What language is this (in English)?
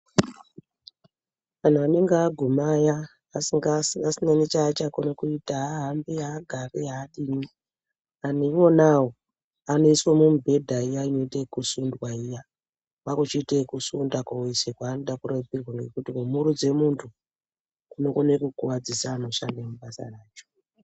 Ndau